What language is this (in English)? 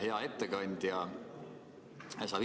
Estonian